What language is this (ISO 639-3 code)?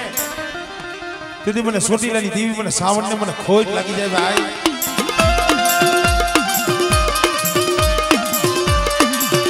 ara